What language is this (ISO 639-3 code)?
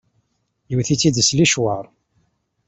kab